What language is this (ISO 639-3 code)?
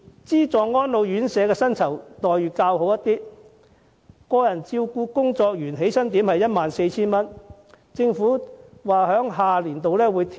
yue